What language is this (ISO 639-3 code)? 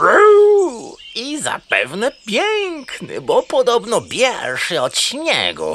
pol